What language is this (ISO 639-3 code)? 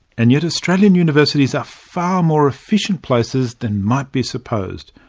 eng